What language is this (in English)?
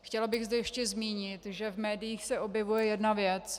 Czech